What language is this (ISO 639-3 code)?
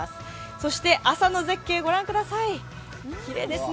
jpn